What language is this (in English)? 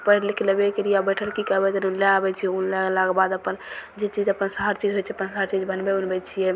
Maithili